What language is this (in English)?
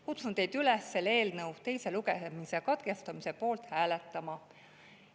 Estonian